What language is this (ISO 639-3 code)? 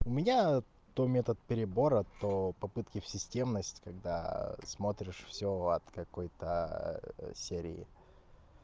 rus